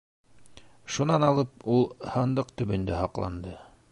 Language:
Bashkir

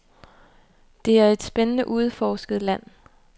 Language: Danish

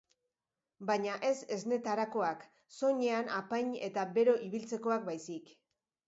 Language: Basque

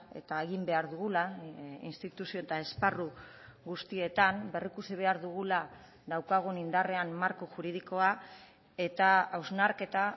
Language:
Basque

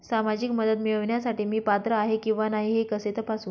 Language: Marathi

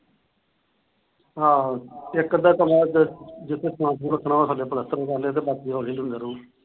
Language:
Punjabi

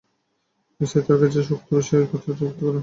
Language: Bangla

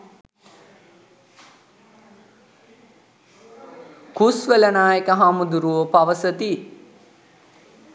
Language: Sinhala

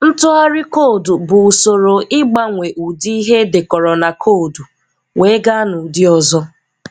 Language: Igbo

